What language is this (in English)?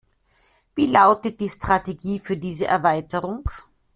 German